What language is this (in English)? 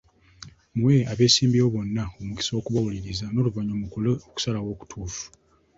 Ganda